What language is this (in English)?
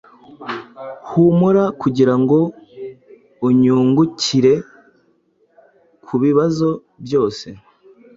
Kinyarwanda